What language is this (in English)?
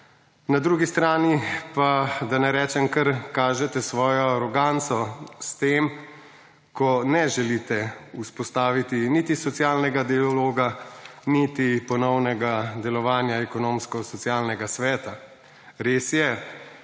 Slovenian